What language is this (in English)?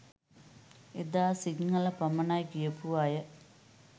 Sinhala